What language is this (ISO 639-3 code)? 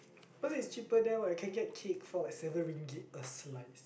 eng